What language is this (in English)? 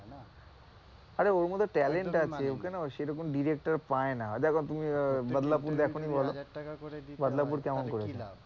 Bangla